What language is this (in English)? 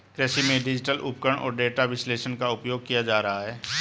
Hindi